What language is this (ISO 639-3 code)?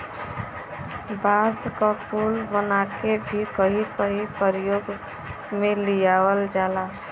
bho